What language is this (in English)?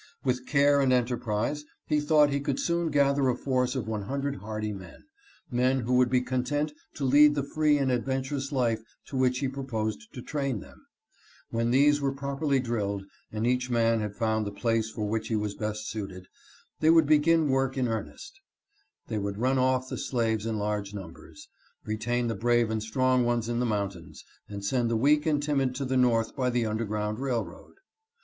English